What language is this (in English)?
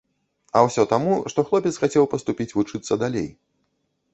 Belarusian